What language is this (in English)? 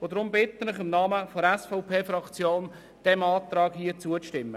Swiss German